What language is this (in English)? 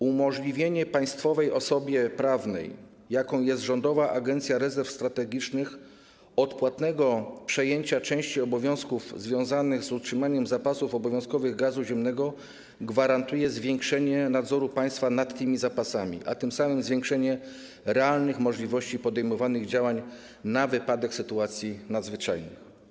Polish